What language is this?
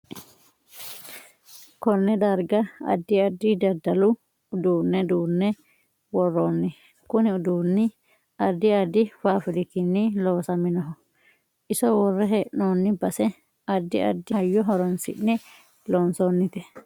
Sidamo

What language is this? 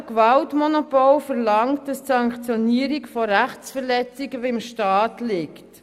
Swiss German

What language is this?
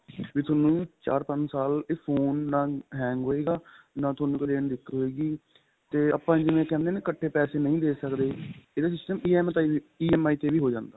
Punjabi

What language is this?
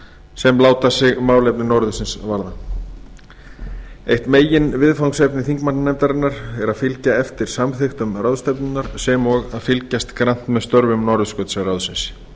Icelandic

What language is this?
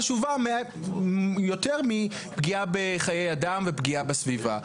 Hebrew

